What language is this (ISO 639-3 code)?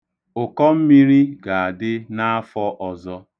ibo